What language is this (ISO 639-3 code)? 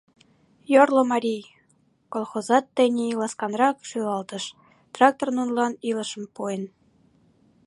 chm